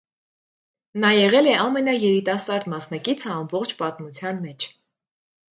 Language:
Armenian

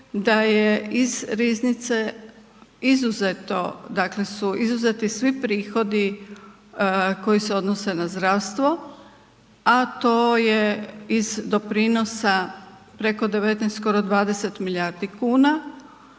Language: Croatian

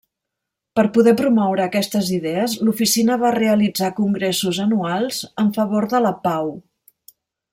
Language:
Catalan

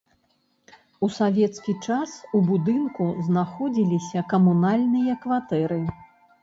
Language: Belarusian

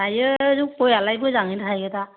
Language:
Bodo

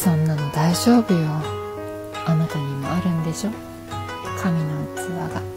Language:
Japanese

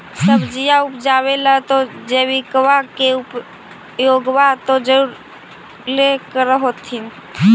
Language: Magahi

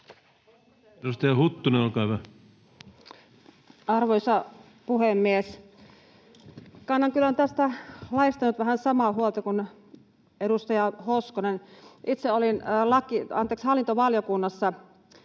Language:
Finnish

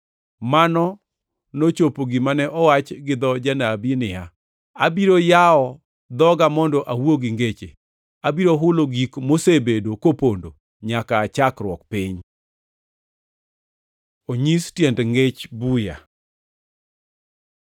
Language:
Luo (Kenya and Tanzania)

